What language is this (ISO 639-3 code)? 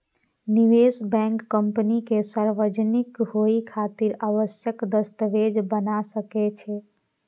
mai